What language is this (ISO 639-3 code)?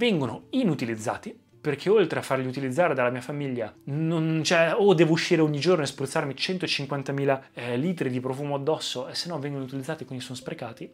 ita